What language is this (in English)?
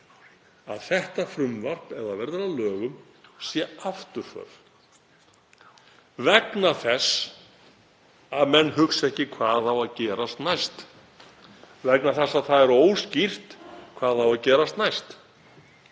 Icelandic